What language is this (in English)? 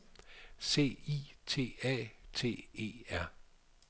Danish